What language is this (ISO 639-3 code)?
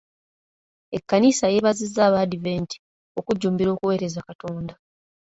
lug